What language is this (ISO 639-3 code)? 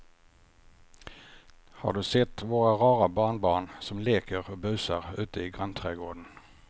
swe